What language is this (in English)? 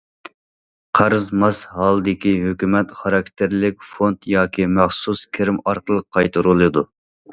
Uyghur